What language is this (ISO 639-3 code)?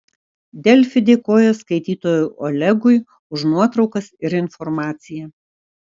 lit